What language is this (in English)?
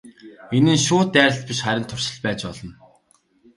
Mongolian